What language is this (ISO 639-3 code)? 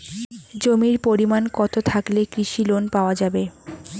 ben